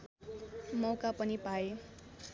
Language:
Nepali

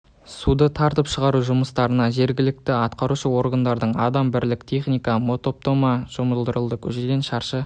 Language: Kazakh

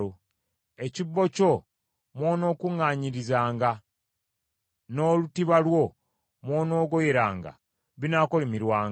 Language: Ganda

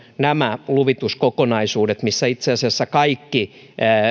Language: Finnish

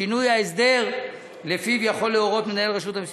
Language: Hebrew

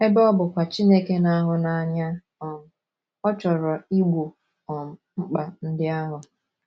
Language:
Igbo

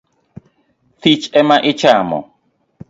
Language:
Luo (Kenya and Tanzania)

